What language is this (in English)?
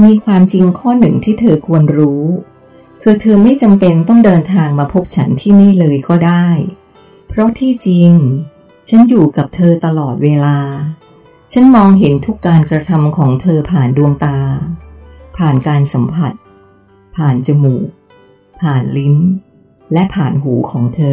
Thai